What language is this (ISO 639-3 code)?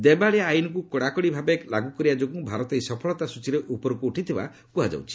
ori